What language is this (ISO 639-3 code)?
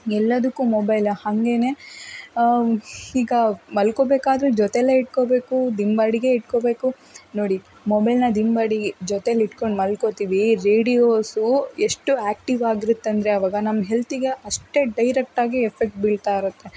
kan